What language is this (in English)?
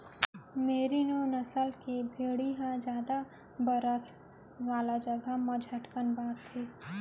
Chhattisgarhi